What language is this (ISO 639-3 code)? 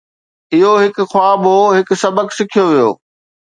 snd